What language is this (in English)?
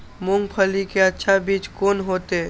Maithili